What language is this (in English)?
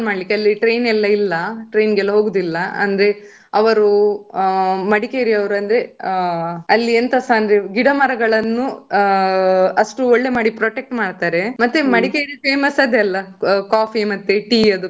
Kannada